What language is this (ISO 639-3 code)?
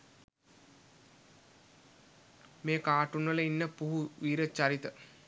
sin